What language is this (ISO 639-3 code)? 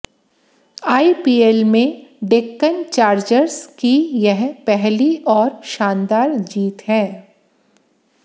hin